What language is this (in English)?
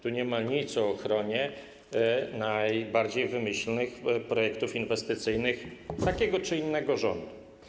Polish